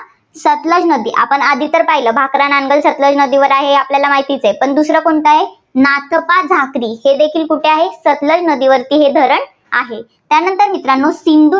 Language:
Marathi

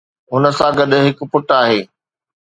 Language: Sindhi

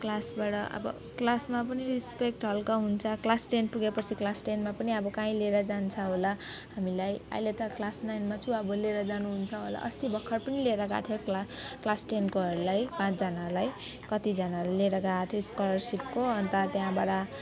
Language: Nepali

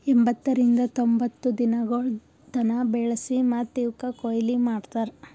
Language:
Kannada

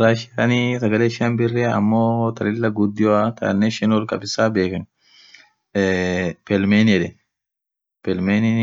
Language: Orma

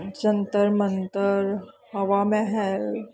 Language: Punjabi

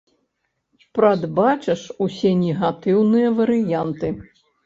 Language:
Belarusian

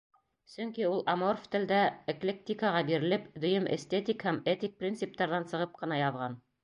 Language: Bashkir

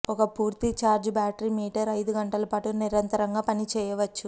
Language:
Telugu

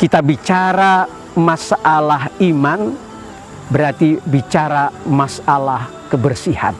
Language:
Indonesian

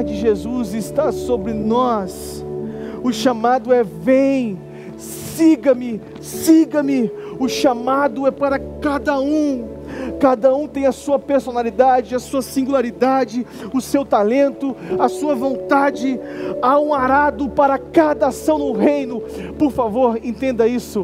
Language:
Portuguese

